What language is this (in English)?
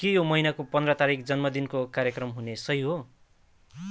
Nepali